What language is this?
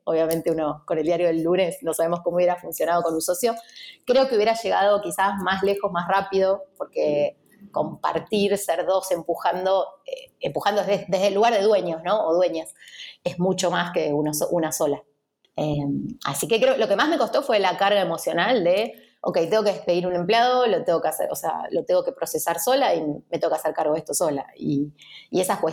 Spanish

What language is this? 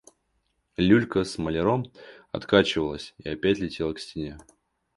Russian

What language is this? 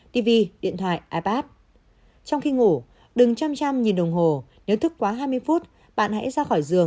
Vietnamese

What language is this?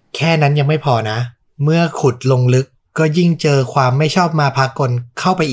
Thai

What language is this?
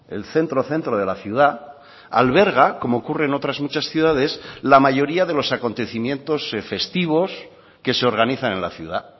Spanish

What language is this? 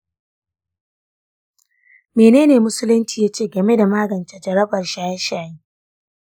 Hausa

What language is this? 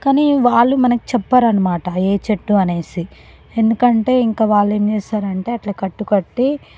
Telugu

